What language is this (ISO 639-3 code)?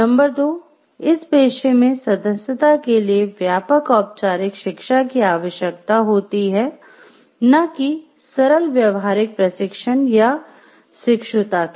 hin